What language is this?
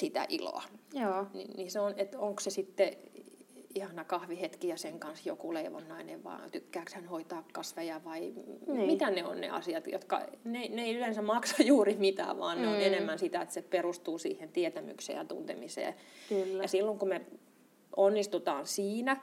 Finnish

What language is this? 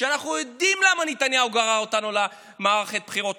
Hebrew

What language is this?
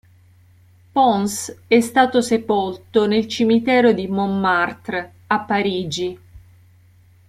Italian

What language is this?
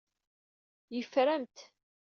Kabyle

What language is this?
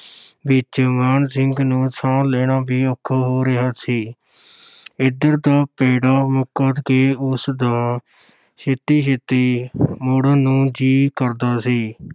Punjabi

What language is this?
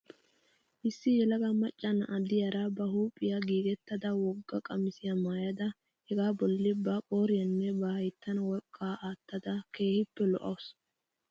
Wolaytta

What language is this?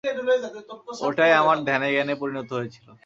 Bangla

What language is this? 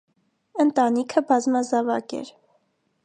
Armenian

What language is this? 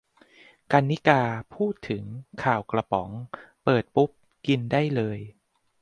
Thai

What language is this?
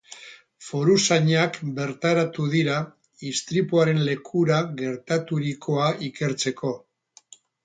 Basque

